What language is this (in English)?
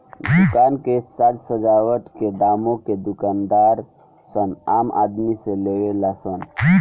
Bhojpuri